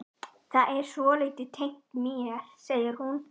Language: Icelandic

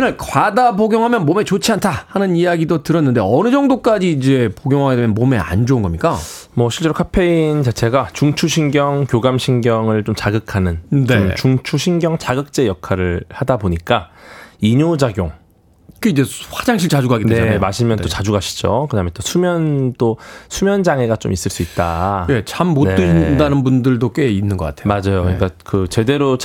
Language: Korean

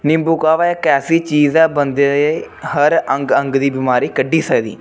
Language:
Dogri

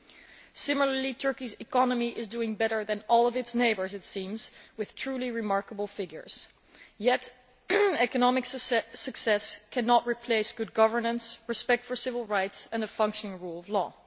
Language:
English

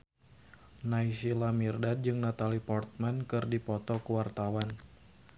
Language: Sundanese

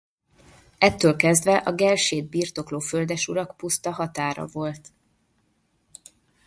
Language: Hungarian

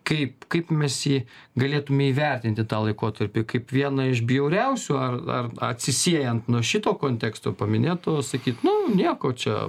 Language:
Lithuanian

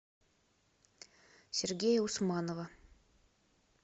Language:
Russian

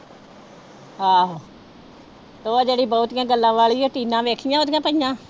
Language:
Punjabi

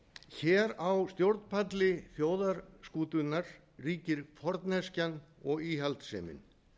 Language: Icelandic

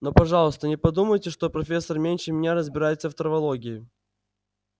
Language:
Russian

